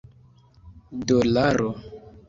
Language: Esperanto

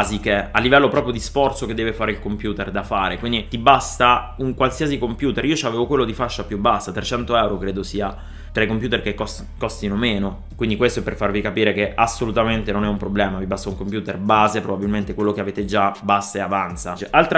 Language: Italian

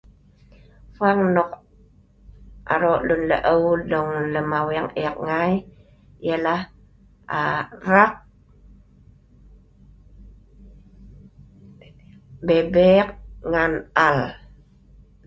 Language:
Sa'ban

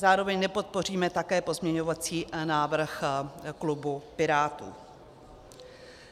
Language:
Czech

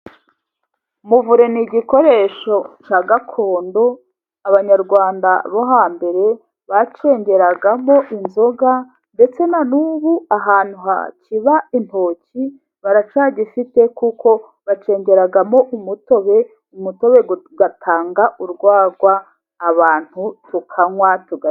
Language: Kinyarwanda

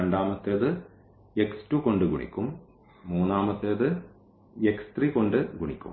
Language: Malayalam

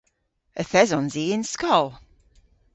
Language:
Cornish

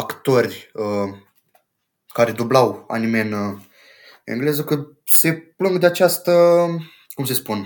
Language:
Romanian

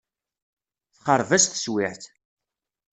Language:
Kabyle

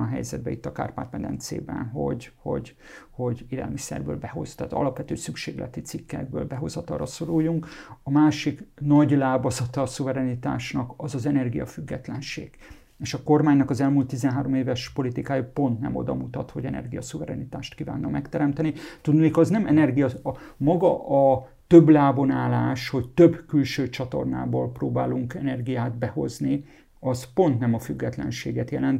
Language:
Hungarian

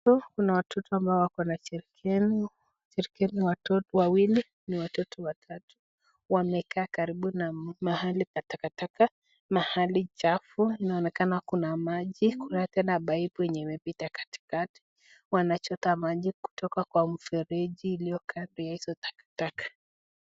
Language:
Swahili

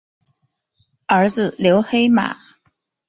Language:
Chinese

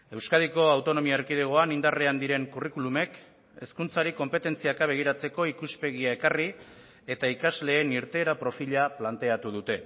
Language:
Basque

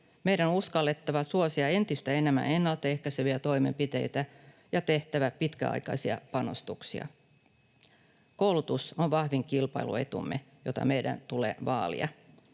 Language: Finnish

